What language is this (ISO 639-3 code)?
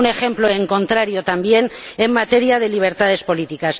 spa